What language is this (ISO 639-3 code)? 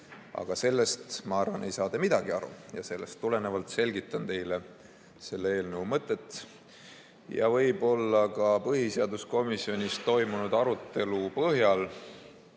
est